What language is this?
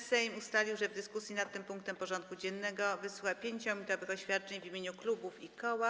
Polish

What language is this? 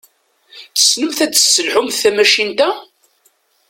Kabyle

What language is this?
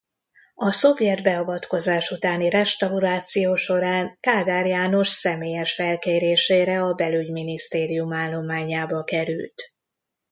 Hungarian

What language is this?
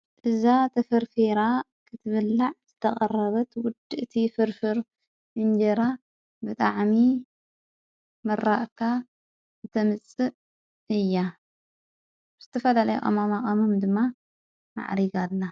Tigrinya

